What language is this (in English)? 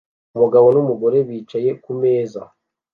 Kinyarwanda